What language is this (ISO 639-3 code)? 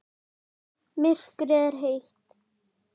isl